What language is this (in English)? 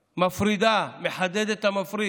Hebrew